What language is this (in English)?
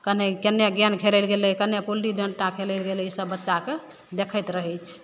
Maithili